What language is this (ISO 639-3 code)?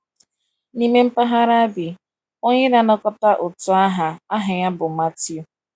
ibo